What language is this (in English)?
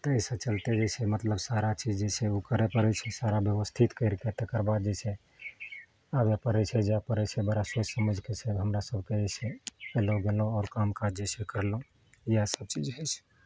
Maithili